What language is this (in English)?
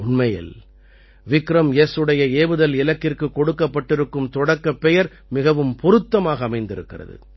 Tamil